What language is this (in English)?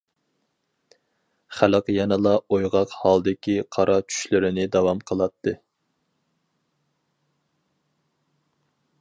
Uyghur